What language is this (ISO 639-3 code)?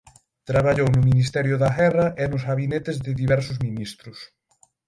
glg